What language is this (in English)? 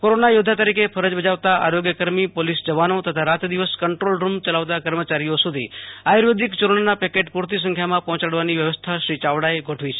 Gujarati